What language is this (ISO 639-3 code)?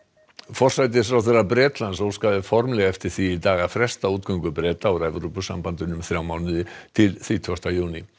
isl